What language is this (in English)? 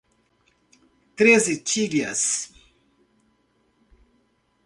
Portuguese